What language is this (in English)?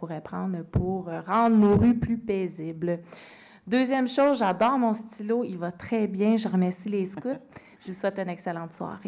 French